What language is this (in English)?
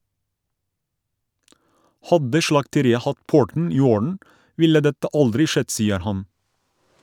Norwegian